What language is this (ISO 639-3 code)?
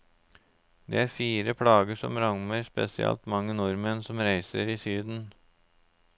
nor